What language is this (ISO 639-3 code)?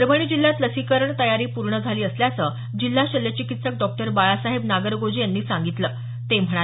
mar